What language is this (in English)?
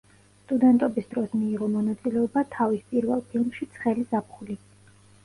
Georgian